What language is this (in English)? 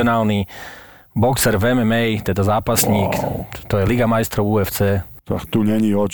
Slovak